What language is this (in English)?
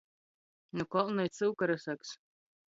Latgalian